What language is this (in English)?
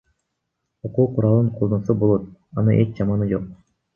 Kyrgyz